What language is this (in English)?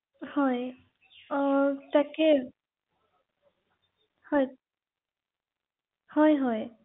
Assamese